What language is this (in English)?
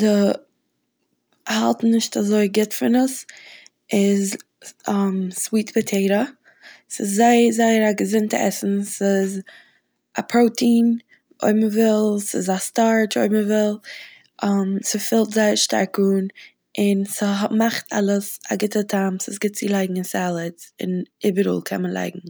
Yiddish